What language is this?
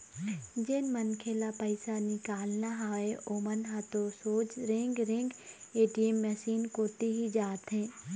Chhattisgarhi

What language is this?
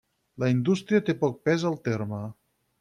Catalan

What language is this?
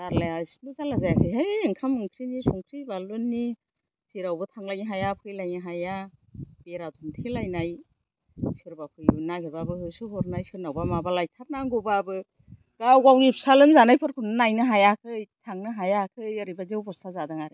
Bodo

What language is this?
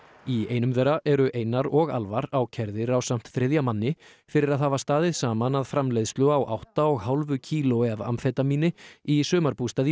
Icelandic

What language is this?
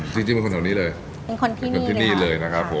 Thai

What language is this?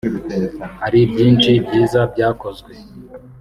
Kinyarwanda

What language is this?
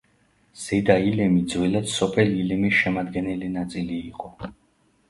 Georgian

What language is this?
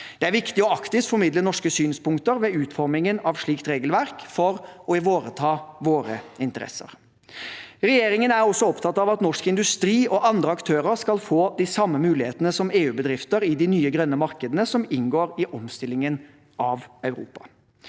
Norwegian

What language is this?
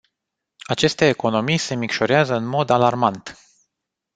Romanian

